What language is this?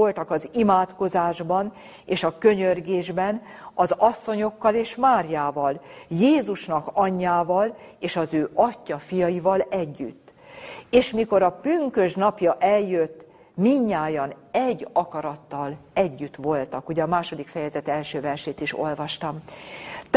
Hungarian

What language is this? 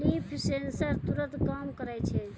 Maithili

